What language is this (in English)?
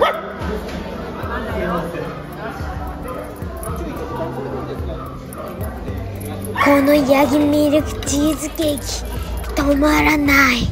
Japanese